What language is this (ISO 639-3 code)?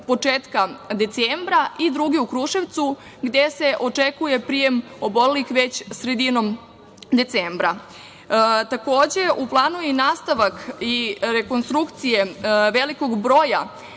srp